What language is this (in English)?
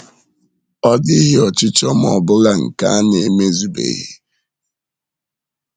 Igbo